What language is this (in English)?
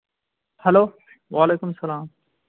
Kashmiri